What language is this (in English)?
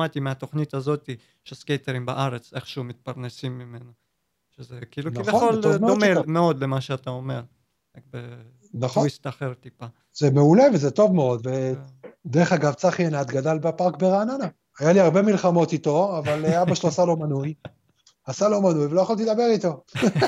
Hebrew